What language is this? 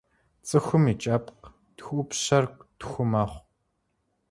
Kabardian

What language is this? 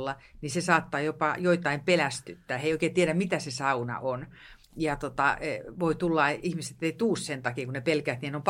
Finnish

